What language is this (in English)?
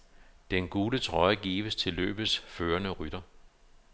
Danish